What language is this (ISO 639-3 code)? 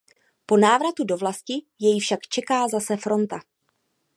ces